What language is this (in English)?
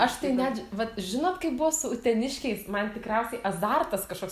Lithuanian